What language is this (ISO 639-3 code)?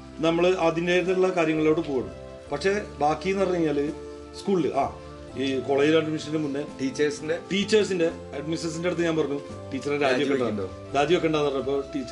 mal